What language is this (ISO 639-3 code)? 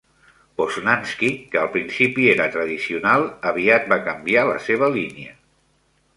cat